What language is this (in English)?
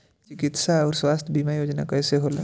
Bhojpuri